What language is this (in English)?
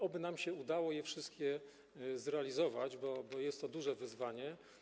Polish